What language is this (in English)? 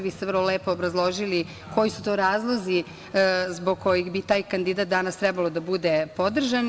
Serbian